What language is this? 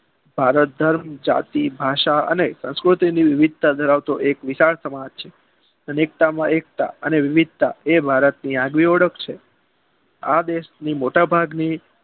Gujarati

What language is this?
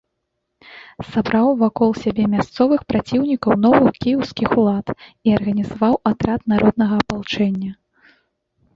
Belarusian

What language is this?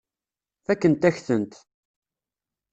Kabyle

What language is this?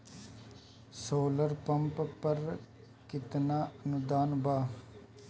Bhojpuri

